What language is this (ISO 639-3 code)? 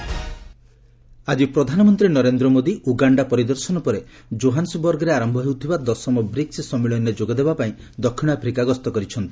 ori